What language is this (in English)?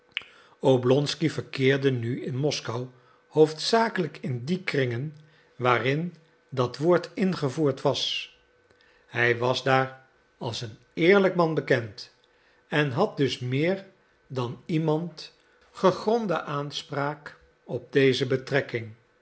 Dutch